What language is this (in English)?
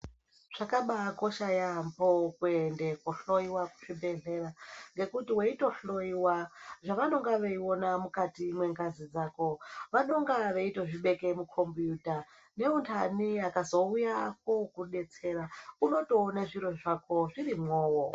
Ndau